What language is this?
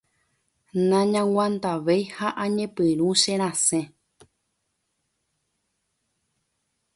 Guarani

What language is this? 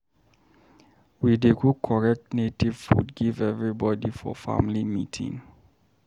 Nigerian Pidgin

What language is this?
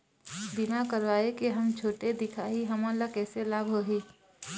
Chhattisgarhi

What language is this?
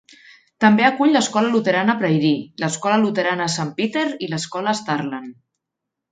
Catalan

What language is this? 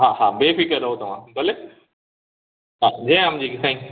Sindhi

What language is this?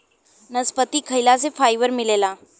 Bhojpuri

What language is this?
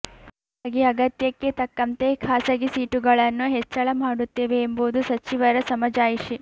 Kannada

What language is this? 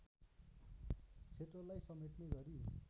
Nepali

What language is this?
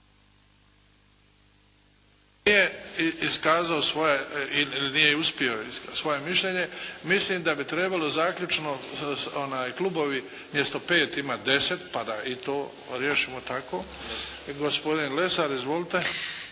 Croatian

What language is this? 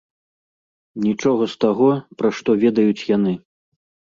Belarusian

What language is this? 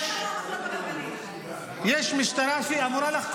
Hebrew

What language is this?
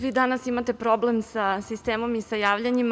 Serbian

